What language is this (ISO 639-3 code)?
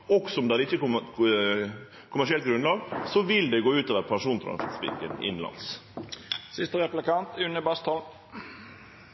nno